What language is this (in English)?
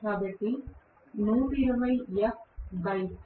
Telugu